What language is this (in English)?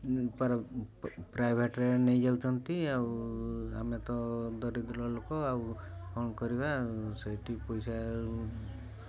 Odia